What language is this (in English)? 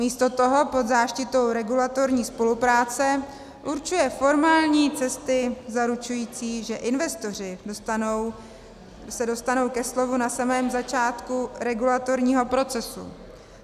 Czech